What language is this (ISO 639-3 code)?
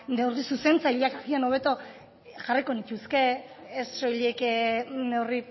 eus